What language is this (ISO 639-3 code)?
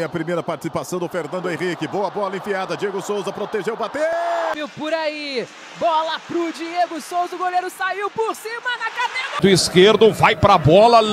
por